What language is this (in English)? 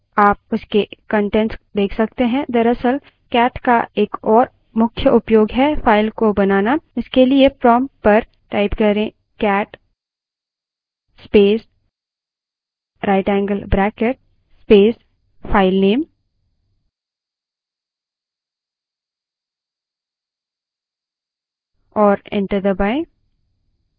Hindi